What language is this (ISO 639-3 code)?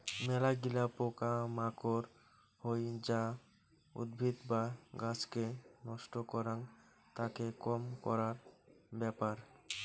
ben